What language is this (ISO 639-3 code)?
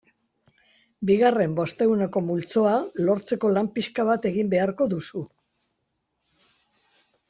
eus